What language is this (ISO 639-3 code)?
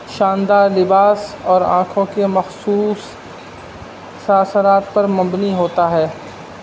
urd